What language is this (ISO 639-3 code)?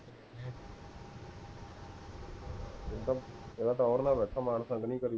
pan